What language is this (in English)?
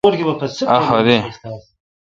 Kalkoti